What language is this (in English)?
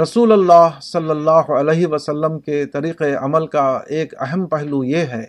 Urdu